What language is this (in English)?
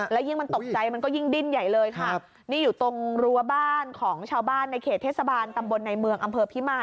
Thai